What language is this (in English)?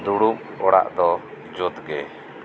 Santali